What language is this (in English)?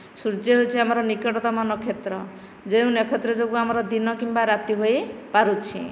Odia